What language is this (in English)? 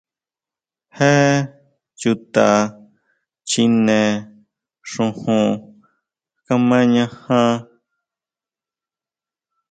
Huautla Mazatec